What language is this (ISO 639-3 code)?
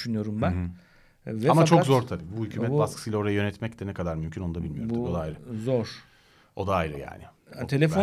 tur